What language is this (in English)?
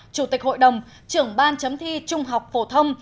Vietnamese